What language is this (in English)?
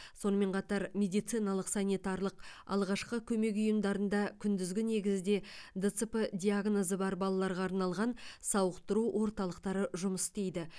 Kazakh